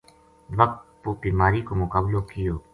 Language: Gujari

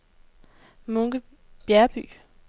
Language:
Danish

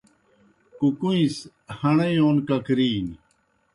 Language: Kohistani Shina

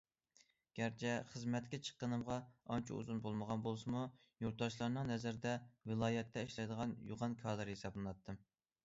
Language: Uyghur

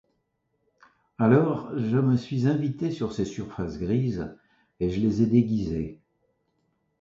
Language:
French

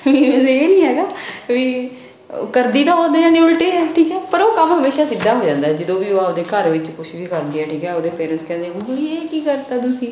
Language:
Punjabi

